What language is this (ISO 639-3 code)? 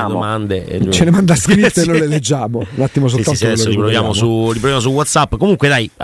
ita